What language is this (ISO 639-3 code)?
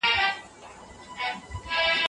pus